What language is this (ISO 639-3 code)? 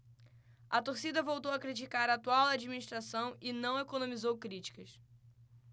por